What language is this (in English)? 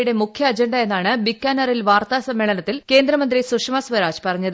Malayalam